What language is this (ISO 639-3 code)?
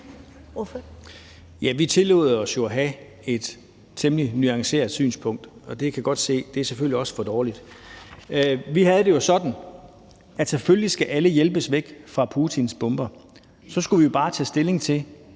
dan